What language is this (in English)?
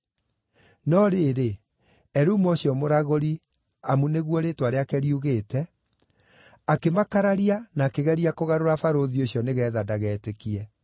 Kikuyu